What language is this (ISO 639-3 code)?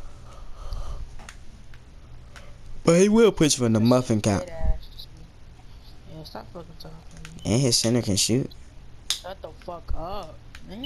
eng